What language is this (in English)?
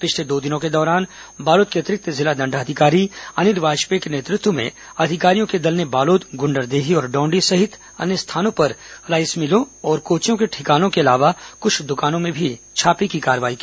Hindi